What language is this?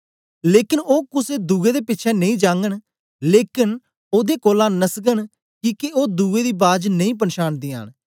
Dogri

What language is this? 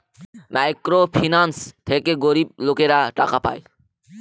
Bangla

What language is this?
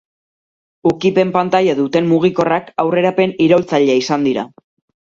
Basque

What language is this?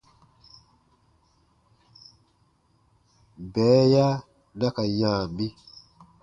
Baatonum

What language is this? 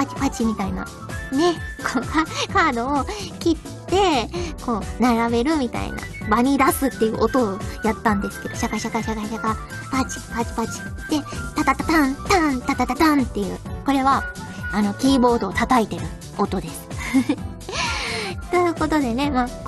Japanese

